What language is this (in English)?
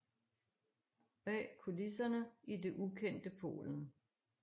Danish